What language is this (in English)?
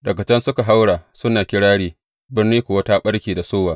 Hausa